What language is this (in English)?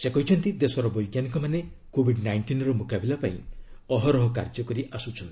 Odia